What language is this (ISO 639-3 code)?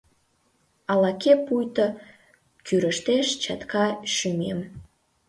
chm